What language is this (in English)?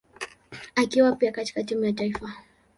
Swahili